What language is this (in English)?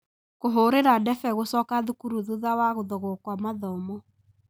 Kikuyu